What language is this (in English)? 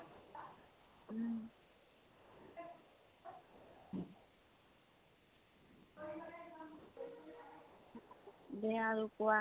Assamese